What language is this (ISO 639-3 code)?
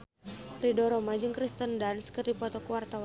sun